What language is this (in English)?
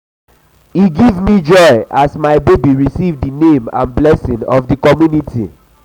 Nigerian Pidgin